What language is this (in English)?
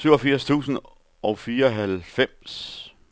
Danish